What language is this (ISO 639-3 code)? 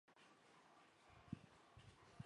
zho